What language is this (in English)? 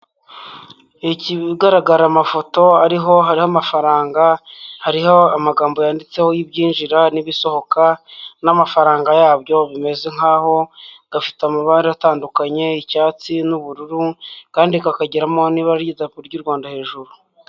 Kinyarwanda